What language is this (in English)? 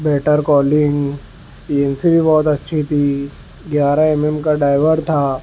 Urdu